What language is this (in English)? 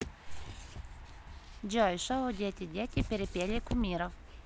Russian